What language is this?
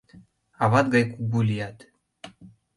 Mari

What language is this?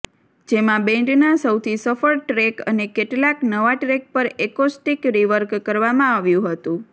Gujarati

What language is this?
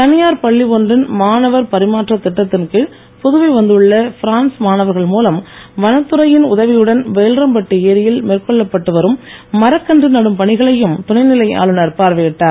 Tamil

